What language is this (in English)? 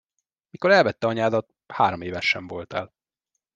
Hungarian